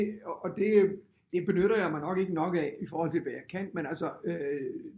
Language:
Danish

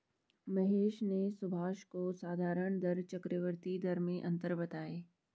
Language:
Hindi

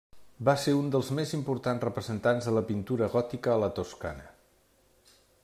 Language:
Catalan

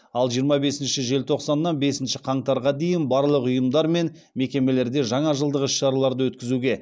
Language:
Kazakh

